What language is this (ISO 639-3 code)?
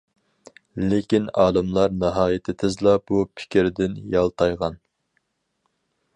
uig